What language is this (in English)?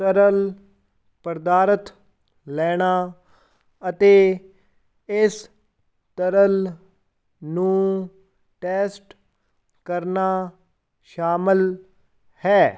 Punjabi